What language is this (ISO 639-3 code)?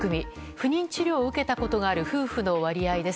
jpn